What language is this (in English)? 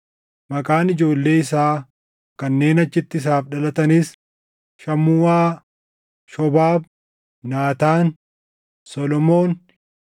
Oromo